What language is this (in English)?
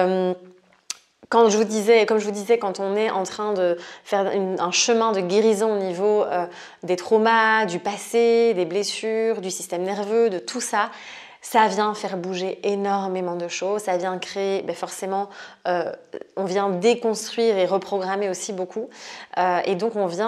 French